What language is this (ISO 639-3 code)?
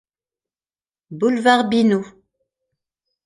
fra